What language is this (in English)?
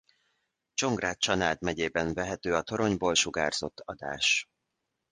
Hungarian